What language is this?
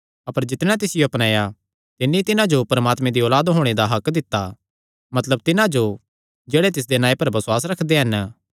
Kangri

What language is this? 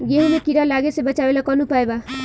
Bhojpuri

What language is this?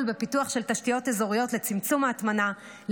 Hebrew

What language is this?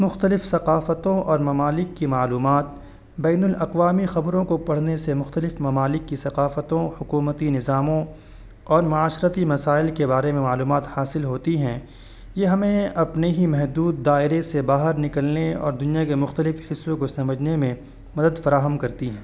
Urdu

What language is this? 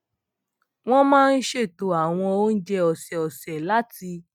Yoruba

